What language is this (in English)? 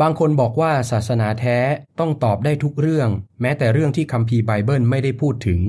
Thai